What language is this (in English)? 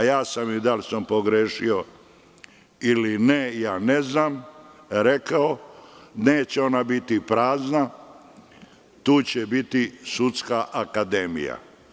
Serbian